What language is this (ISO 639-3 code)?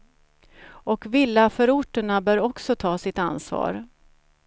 swe